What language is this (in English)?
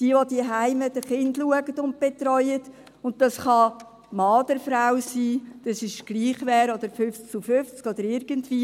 Swiss German